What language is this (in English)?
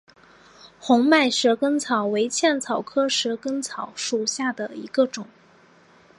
Chinese